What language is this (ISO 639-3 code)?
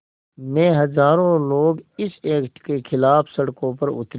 hin